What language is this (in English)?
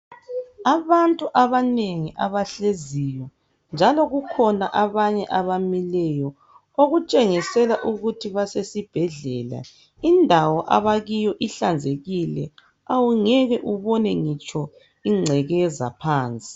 North Ndebele